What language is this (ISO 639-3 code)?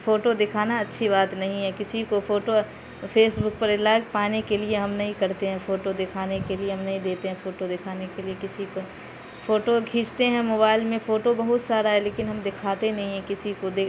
urd